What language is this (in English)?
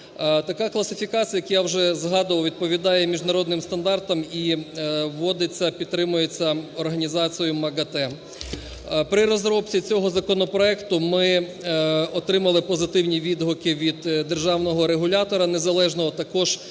Ukrainian